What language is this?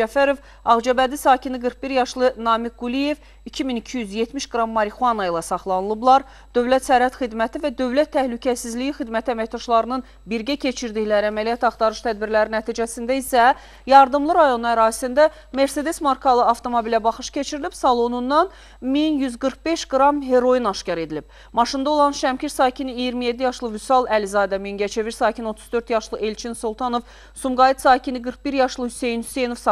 Russian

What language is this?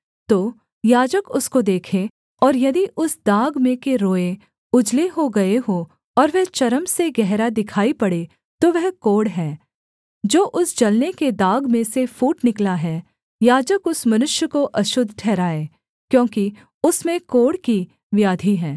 Hindi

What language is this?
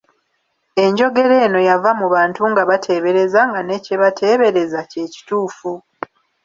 Ganda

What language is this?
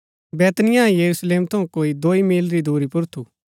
Gaddi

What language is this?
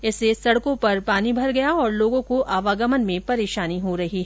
Hindi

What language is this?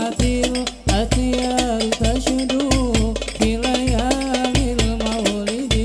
Arabic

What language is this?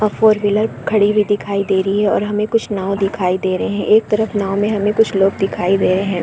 Hindi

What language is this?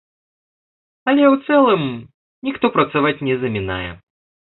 Belarusian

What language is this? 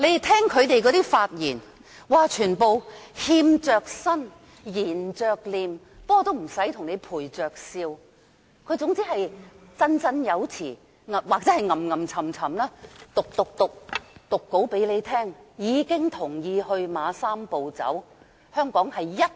Cantonese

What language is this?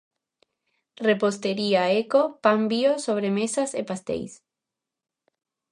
Galician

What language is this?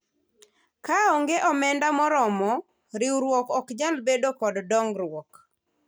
Luo (Kenya and Tanzania)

